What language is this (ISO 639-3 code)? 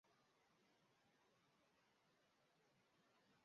por